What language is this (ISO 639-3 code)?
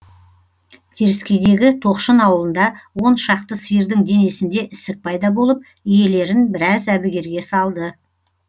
kaz